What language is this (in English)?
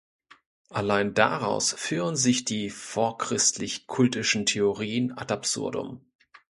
German